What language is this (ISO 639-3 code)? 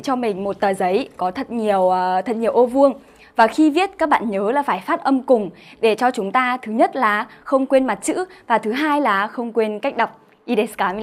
vie